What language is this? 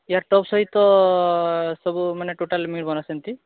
Odia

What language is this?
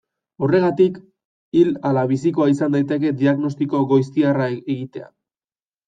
Basque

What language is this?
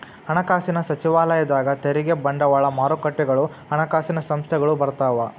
Kannada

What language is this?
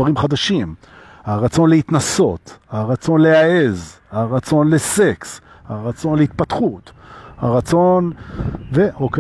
Hebrew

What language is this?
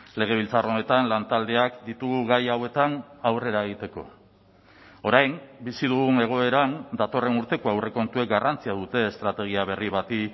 Basque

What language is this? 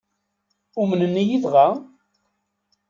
Kabyle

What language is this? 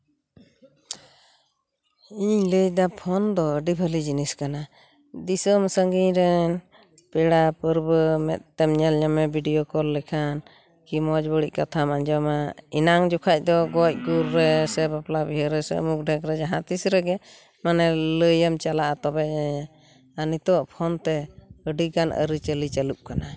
Santali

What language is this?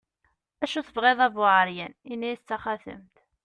Kabyle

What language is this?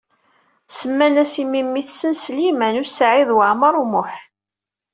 Kabyle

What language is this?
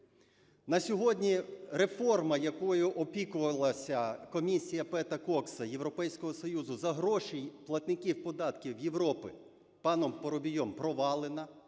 Ukrainian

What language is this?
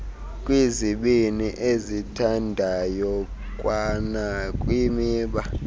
Xhosa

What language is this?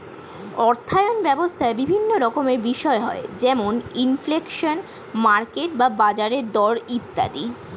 Bangla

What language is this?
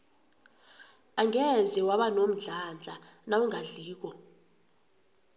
South Ndebele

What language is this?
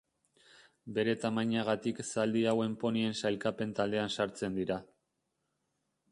Basque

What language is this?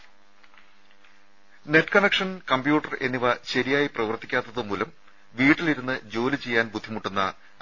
Malayalam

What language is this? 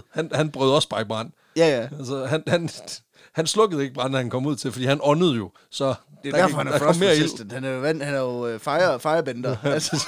Danish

